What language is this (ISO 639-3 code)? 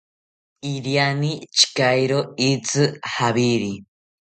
cpy